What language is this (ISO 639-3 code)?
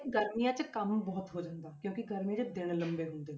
pan